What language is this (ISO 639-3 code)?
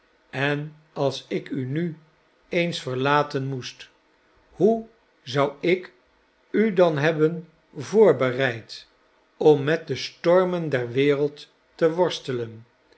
nld